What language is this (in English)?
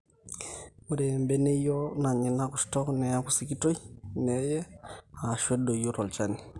Masai